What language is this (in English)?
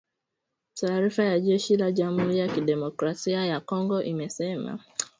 Swahili